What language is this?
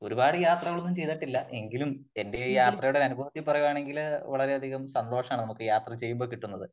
Malayalam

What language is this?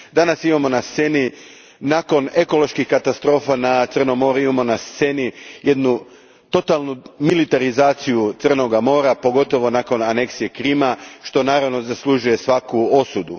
Croatian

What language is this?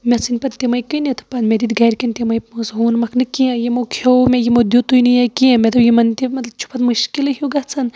Kashmiri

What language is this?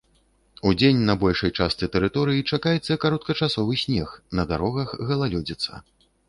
Belarusian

